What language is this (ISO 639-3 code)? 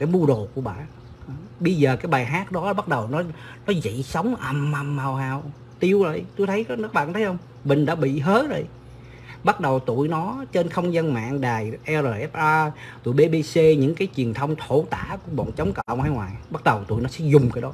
vie